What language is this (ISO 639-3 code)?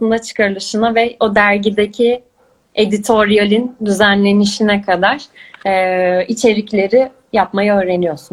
tur